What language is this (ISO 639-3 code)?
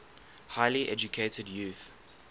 eng